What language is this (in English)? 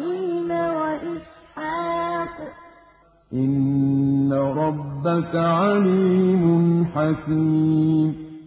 Arabic